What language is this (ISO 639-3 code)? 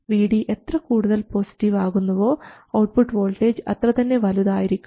mal